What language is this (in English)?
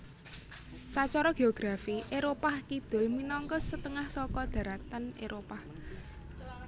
Javanese